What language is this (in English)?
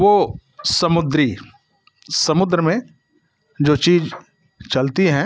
Hindi